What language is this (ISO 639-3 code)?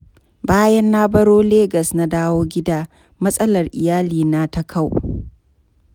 hau